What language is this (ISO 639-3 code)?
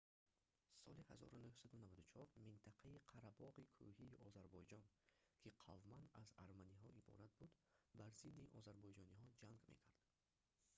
tgk